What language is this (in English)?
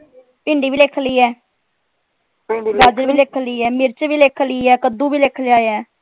Punjabi